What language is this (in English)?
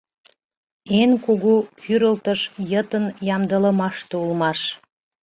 Mari